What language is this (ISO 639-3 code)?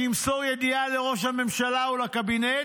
heb